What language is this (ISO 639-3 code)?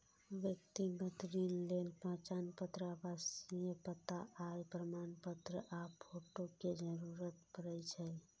mai